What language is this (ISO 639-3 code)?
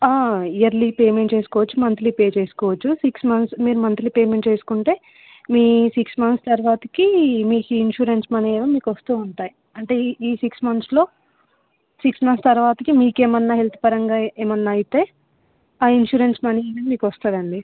tel